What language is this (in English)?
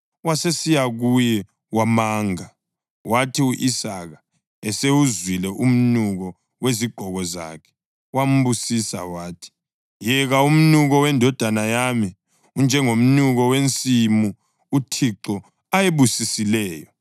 North Ndebele